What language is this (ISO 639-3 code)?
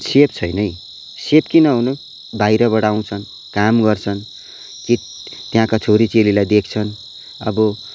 nep